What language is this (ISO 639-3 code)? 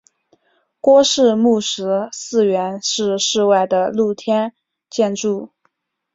zho